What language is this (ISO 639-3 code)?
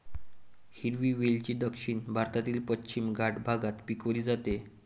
mar